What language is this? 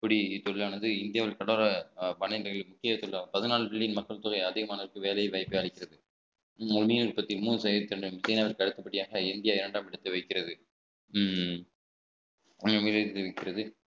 Tamil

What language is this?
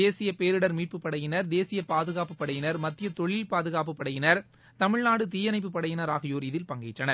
Tamil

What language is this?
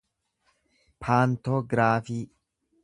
Oromo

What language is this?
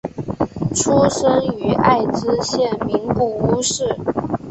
Chinese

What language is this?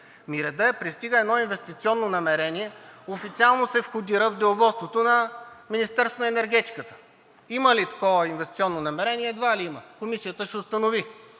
Bulgarian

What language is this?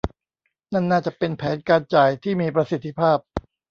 Thai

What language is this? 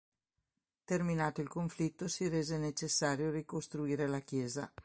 Italian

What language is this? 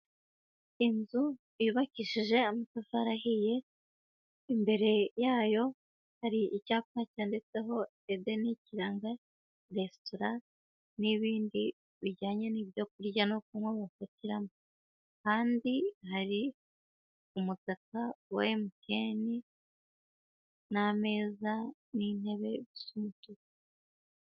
Kinyarwanda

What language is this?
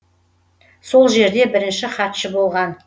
Kazakh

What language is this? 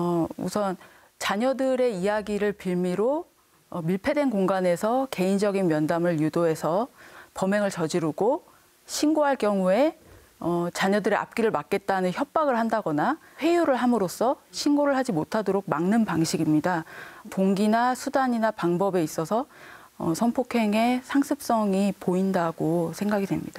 Korean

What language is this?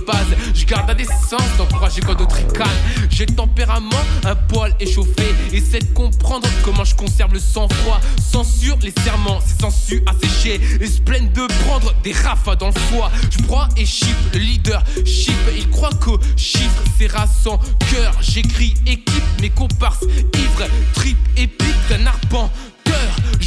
French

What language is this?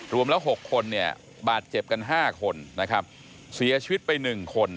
Thai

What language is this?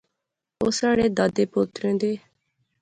Pahari-Potwari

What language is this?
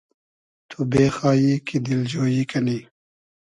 Hazaragi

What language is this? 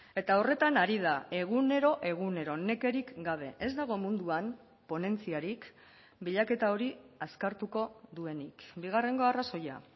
Basque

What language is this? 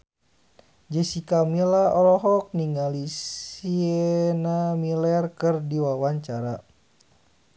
Sundanese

